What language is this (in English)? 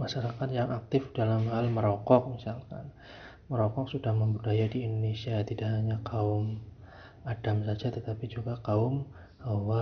Indonesian